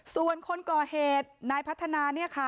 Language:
Thai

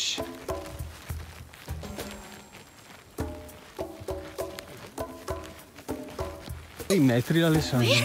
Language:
Italian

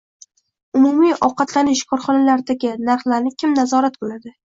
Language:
Uzbek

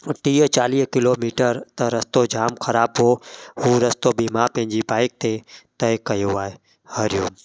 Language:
Sindhi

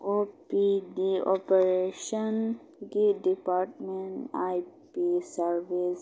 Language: Manipuri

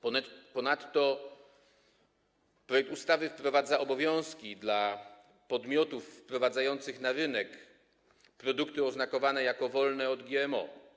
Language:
Polish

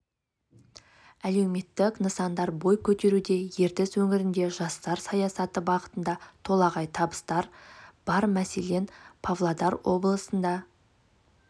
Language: Kazakh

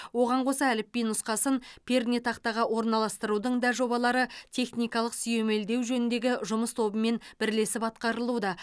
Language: Kazakh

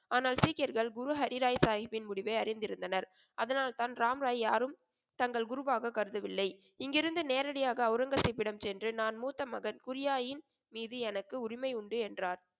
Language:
Tamil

